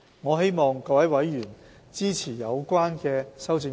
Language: Cantonese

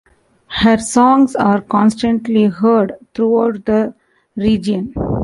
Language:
English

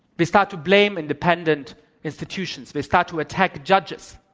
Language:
English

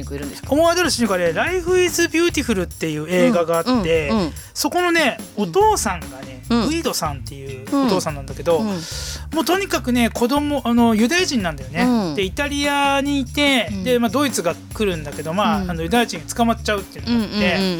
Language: Japanese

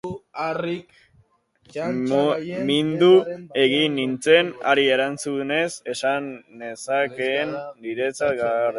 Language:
Basque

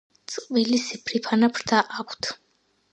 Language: Georgian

